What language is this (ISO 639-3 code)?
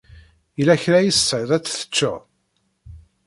kab